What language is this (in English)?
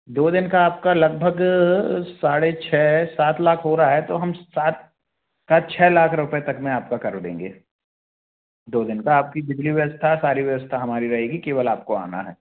Hindi